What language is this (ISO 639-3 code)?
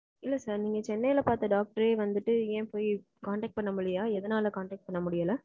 tam